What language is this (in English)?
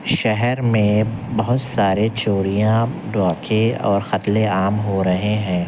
Urdu